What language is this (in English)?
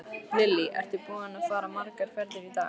Icelandic